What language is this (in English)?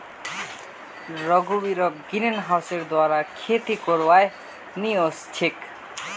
Magahi